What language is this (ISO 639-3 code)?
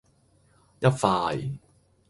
yue